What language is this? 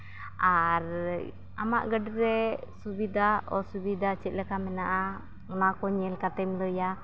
Santali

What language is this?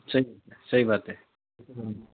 Nepali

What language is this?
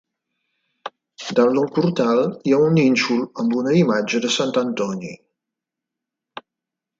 Catalan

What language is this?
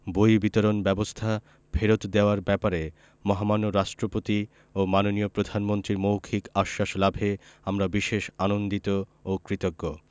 Bangla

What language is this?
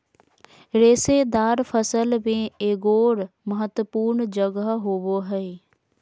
Magahi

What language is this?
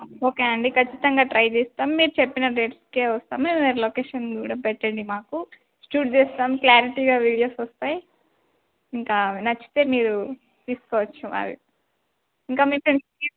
Telugu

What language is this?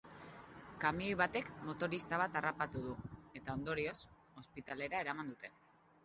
Basque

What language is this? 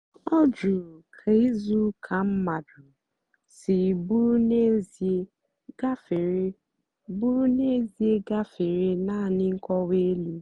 Igbo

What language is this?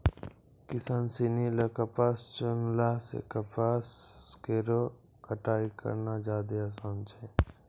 Maithili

